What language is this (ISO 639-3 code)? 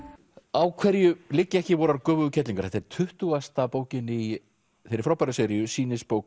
isl